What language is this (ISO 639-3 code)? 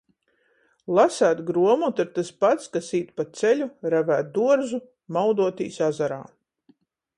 ltg